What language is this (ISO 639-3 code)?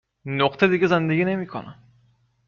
fas